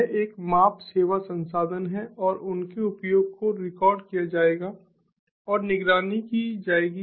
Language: Hindi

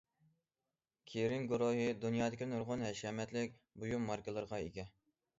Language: Uyghur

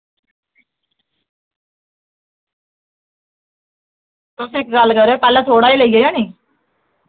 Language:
Dogri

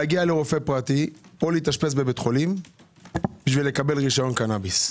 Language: Hebrew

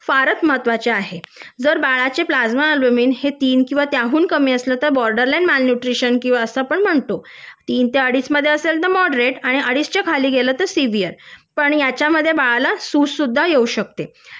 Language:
Marathi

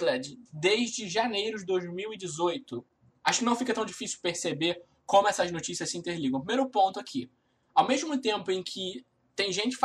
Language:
Portuguese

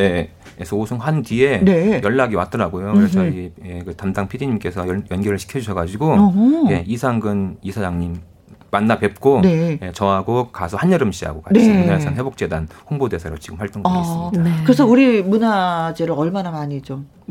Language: Korean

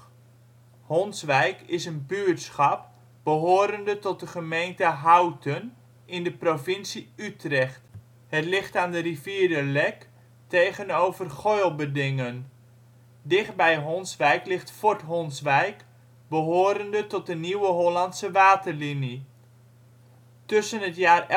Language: Dutch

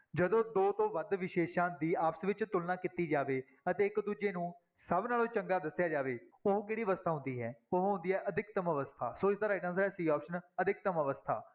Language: Punjabi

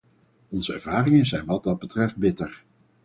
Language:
Dutch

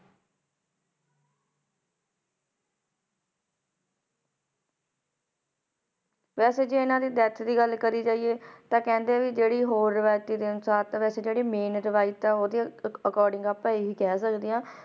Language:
Punjabi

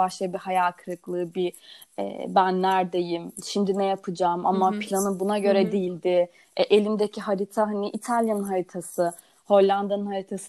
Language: Turkish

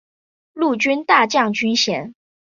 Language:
Chinese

